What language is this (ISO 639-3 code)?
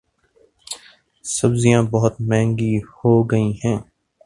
urd